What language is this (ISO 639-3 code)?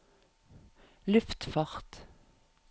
nor